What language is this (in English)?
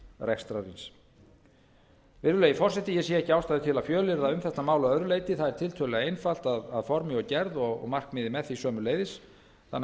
Icelandic